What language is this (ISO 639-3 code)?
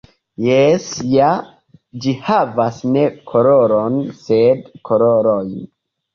epo